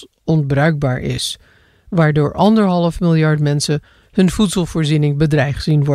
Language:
Dutch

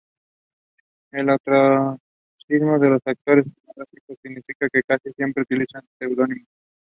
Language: Spanish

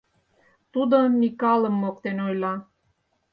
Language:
Mari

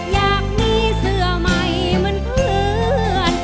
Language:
Thai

